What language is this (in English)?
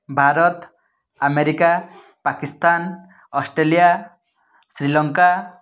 Odia